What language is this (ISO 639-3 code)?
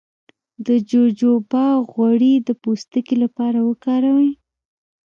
pus